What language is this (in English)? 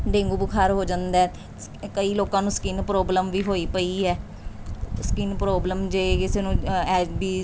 Punjabi